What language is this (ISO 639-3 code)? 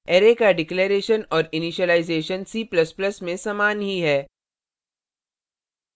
hin